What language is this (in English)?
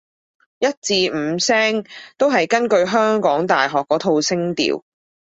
Cantonese